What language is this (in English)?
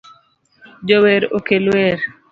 Luo (Kenya and Tanzania)